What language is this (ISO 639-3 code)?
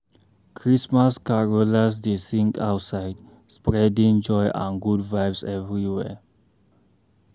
pcm